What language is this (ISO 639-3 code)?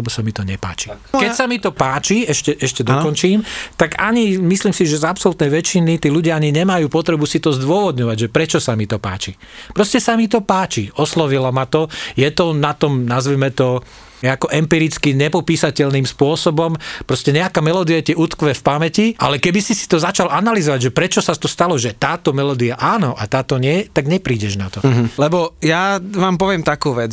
slk